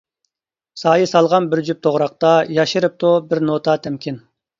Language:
Uyghur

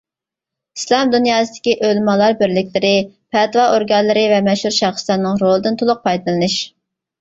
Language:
Uyghur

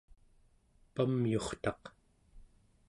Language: Central Yupik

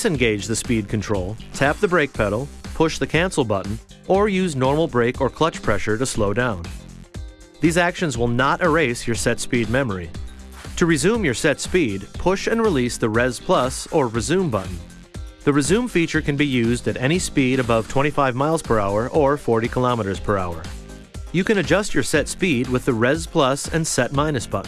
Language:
English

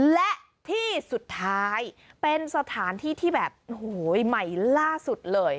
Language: Thai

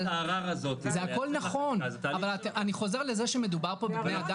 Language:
Hebrew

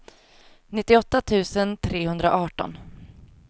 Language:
Swedish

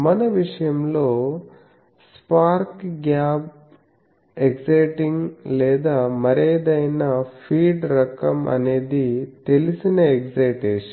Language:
Telugu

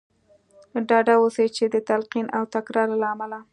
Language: Pashto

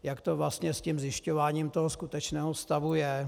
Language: Czech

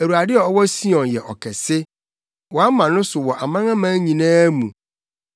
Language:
Akan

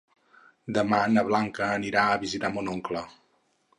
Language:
Catalan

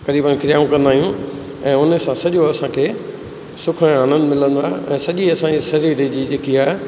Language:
Sindhi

